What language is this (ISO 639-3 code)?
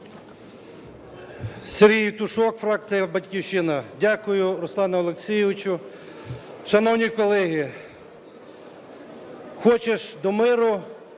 ukr